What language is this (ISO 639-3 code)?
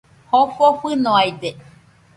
hux